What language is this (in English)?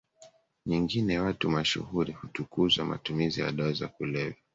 Swahili